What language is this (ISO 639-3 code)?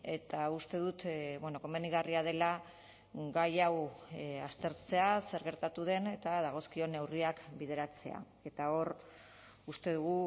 eus